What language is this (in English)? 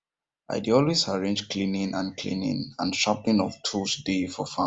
Nigerian Pidgin